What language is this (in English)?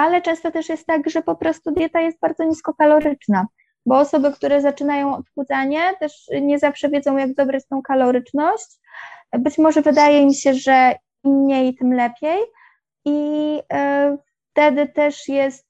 Polish